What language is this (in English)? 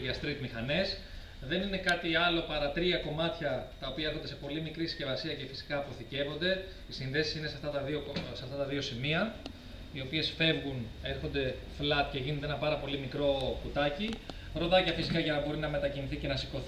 Greek